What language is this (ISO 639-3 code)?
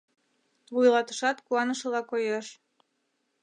chm